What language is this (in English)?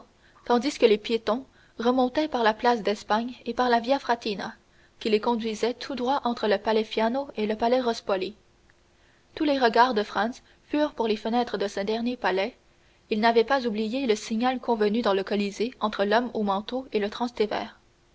French